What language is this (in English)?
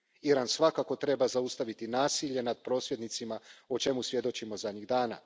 Croatian